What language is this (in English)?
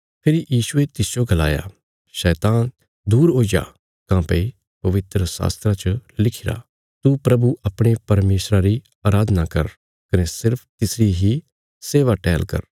Bilaspuri